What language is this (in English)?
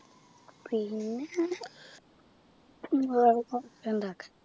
Malayalam